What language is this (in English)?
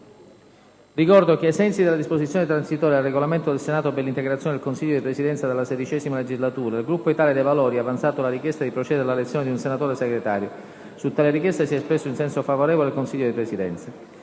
Italian